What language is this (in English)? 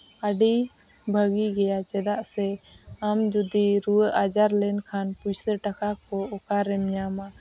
Santali